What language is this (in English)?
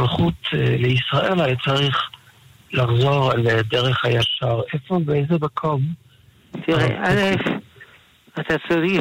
Hebrew